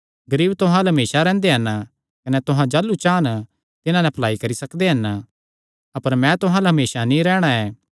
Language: Kangri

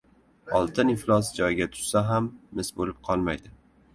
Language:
Uzbek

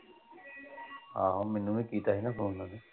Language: Punjabi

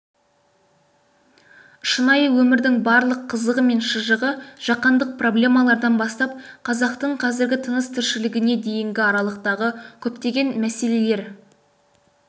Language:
Kazakh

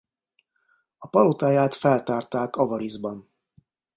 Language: Hungarian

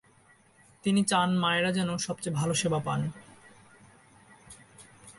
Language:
Bangla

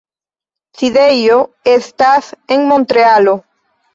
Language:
Esperanto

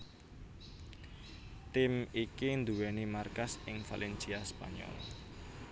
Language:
Javanese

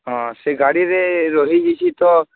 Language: Odia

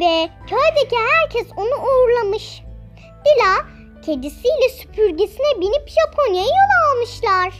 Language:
Turkish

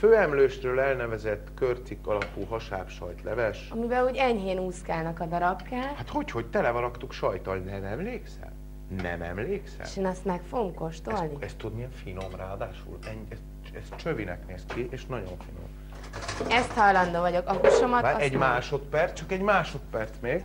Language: Hungarian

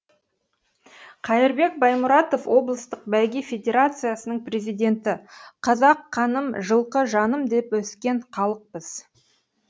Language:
Kazakh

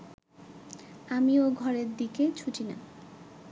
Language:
Bangla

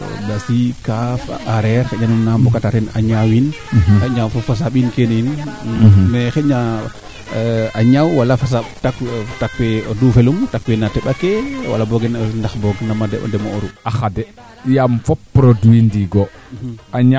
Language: Serer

